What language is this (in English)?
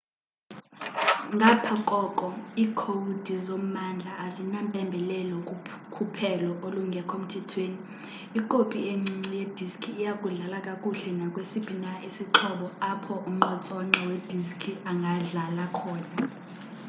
Xhosa